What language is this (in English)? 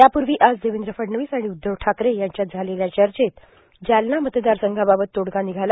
Marathi